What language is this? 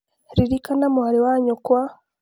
Kikuyu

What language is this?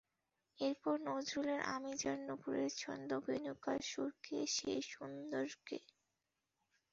Bangla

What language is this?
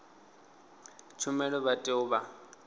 Venda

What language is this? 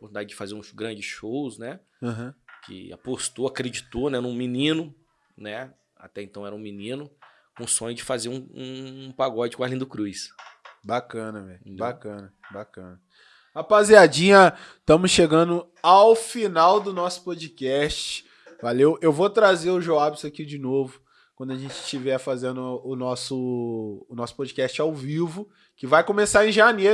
Portuguese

